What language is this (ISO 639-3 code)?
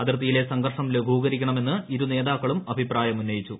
mal